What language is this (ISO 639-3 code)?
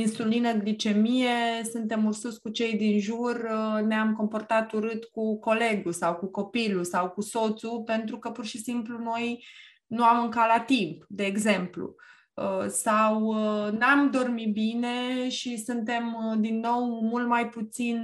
ron